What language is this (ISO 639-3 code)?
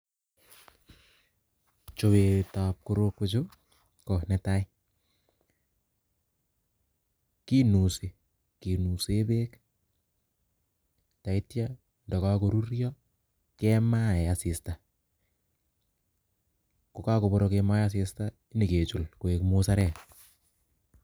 kln